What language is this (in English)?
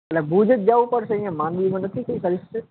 Gujarati